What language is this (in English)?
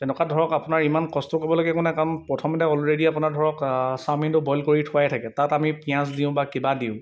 Assamese